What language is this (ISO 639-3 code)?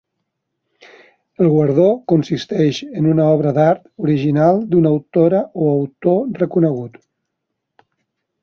cat